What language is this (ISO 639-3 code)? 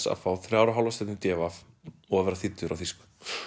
isl